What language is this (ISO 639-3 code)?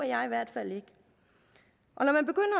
dan